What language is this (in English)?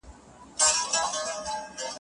Pashto